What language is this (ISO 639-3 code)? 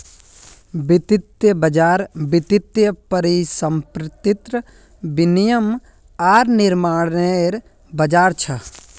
mag